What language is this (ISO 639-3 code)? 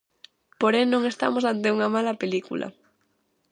glg